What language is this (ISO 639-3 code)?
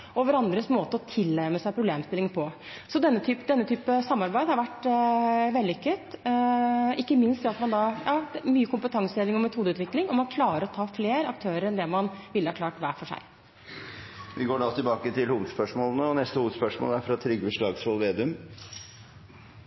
nor